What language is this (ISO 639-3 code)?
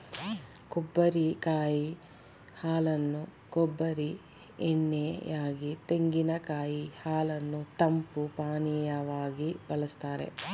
kan